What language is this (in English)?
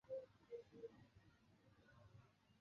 Chinese